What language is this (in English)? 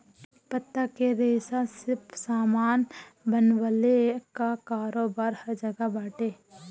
Bhojpuri